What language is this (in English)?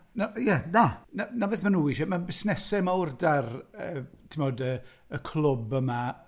Welsh